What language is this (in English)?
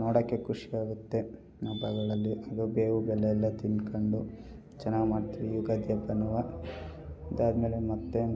Kannada